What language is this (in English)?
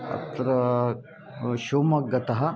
Sanskrit